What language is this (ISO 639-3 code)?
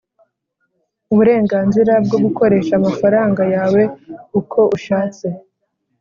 kin